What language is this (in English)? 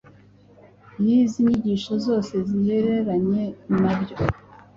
Kinyarwanda